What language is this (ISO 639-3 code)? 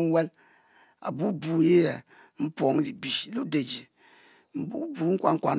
mfo